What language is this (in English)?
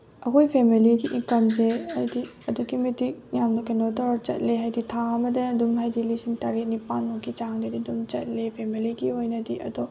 Manipuri